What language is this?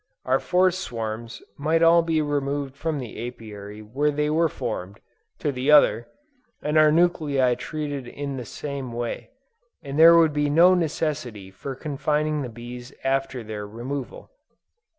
English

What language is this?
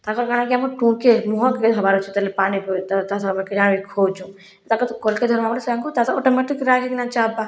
Odia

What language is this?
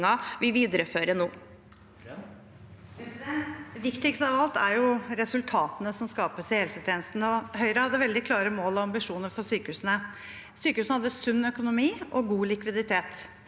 Norwegian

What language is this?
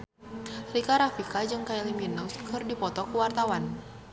Sundanese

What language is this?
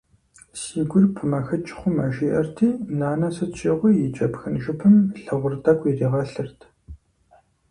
Kabardian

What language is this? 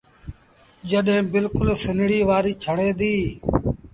Sindhi Bhil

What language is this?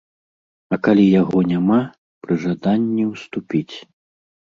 Belarusian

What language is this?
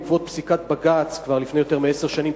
Hebrew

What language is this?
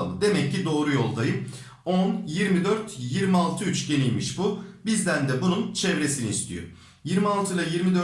Turkish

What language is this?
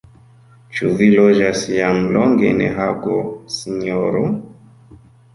Esperanto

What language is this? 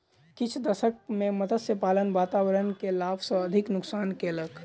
Maithili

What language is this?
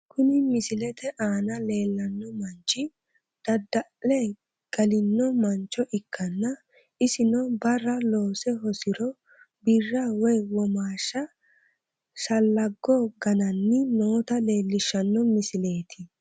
Sidamo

